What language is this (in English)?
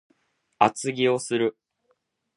Japanese